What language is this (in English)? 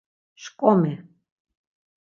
Laz